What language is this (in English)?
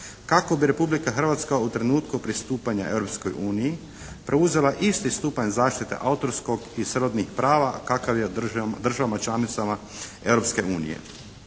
Croatian